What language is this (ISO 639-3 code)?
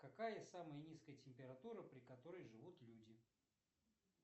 rus